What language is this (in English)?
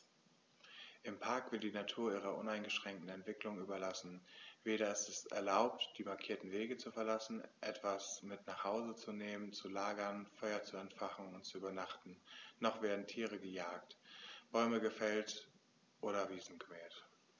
German